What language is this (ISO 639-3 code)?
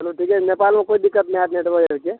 mai